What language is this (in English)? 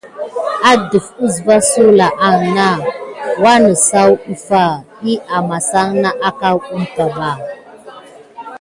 Gidar